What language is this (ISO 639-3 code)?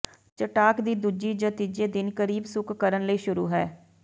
pan